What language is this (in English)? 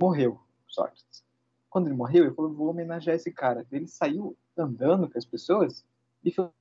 Portuguese